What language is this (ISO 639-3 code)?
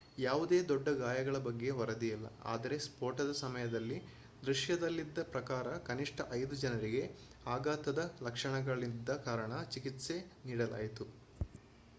kan